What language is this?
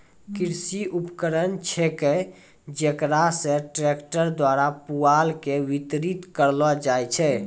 Maithili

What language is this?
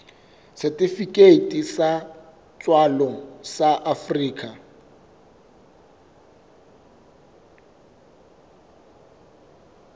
Southern Sotho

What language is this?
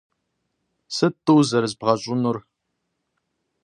Kabardian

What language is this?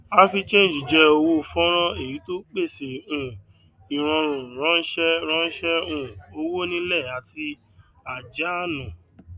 Yoruba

